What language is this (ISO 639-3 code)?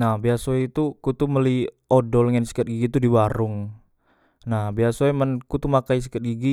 mui